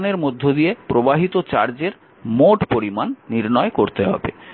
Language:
Bangla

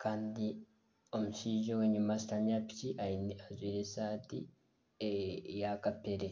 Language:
Nyankole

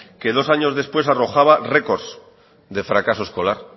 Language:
Spanish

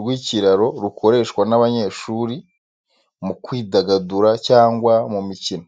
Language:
Kinyarwanda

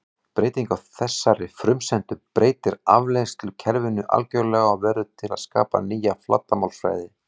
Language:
Icelandic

